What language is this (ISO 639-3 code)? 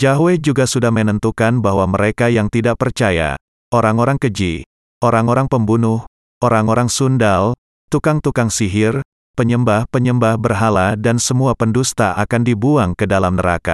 ind